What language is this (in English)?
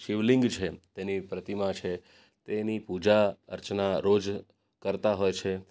Gujarati